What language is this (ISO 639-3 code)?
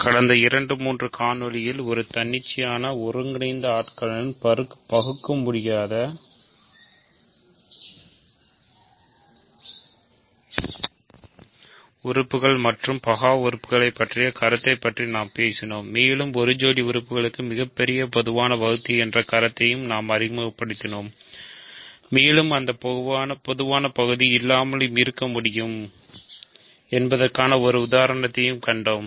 tam